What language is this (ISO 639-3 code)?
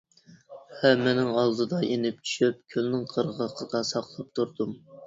uig